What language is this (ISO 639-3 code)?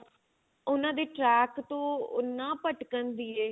pan